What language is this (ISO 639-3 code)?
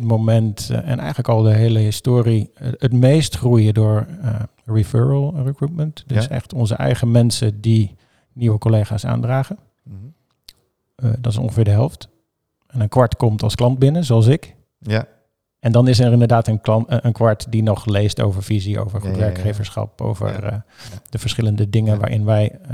nld